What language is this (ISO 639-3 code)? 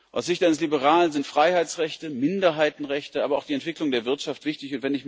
deu